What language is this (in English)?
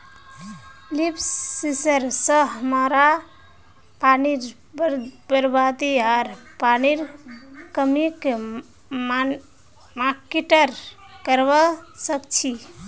Magahi